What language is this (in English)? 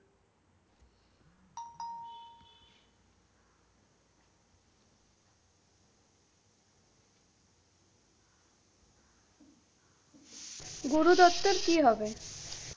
Bangla